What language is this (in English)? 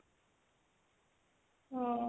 Odia